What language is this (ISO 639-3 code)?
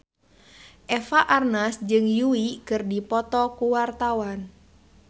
sun